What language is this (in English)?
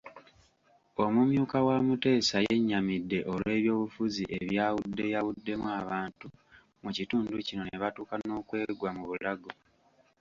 Ganda